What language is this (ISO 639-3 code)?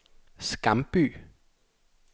dan